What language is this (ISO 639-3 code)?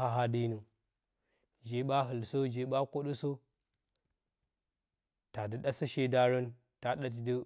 bcy